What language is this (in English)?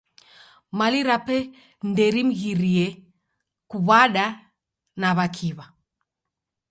Taita